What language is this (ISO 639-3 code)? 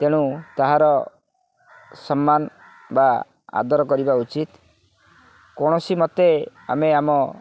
ori